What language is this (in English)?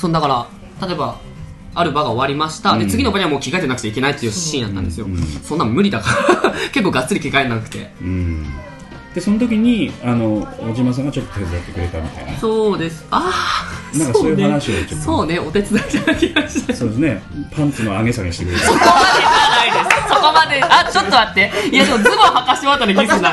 Japanese